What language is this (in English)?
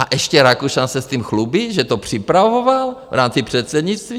Czech